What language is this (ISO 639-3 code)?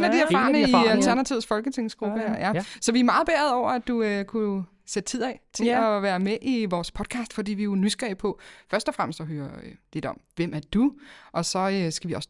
dan